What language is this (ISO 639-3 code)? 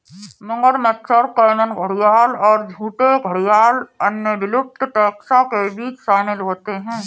hin